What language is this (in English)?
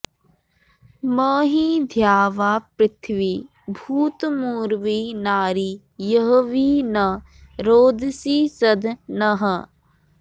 Sanskrit